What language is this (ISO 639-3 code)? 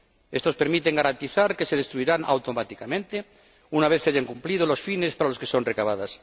spa